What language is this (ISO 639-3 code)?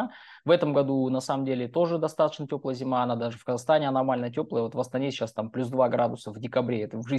rus